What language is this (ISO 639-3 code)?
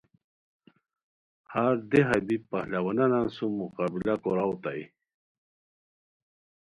khw